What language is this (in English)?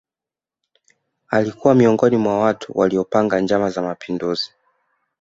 Swahili